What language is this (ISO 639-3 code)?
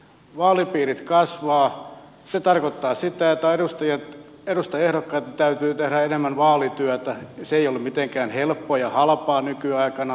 fin